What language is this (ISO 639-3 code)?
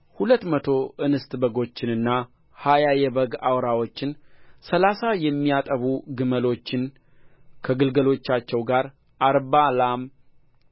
amh